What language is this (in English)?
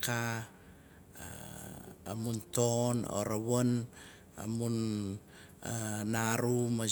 Nalik